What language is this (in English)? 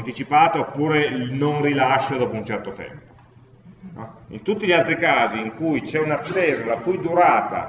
Italian